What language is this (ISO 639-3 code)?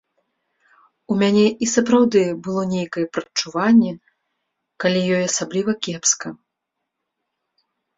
bel